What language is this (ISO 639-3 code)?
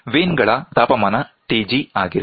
kan